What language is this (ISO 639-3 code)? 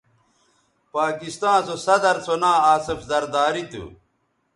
btv